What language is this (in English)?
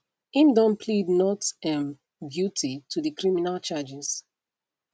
Nigerian Pidgin